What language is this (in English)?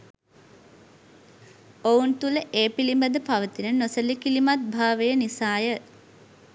Sinhala